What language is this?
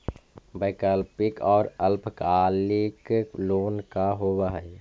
Magahi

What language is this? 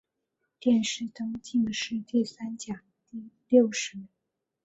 Chinese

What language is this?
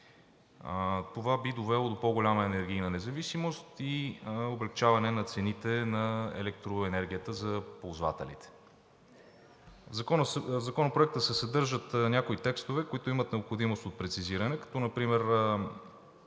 Bulgarian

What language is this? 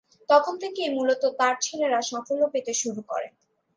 Bangla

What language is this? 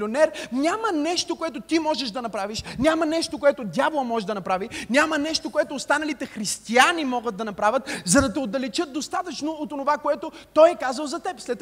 Bulgarian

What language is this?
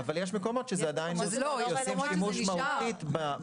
Hebrew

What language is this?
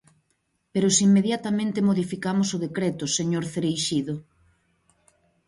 Galician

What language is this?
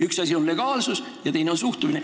Estonian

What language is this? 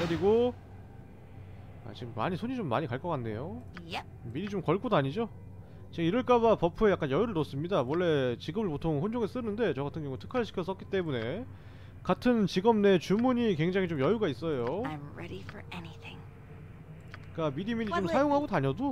Korean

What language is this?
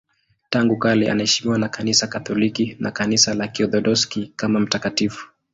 Swahili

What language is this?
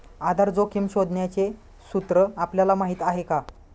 Marathi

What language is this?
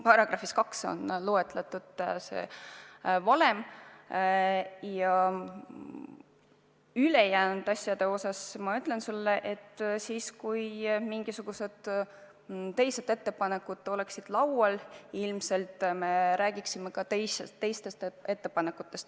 Estonian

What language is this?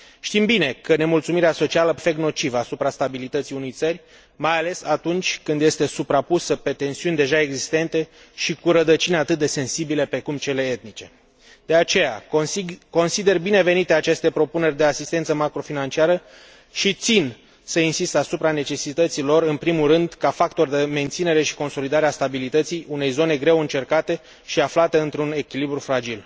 Romanian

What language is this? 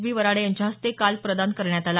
Marathi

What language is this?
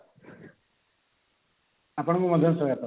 Odia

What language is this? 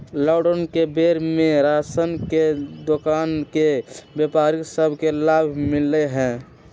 Magahi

